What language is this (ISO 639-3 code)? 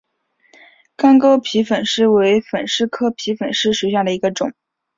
zho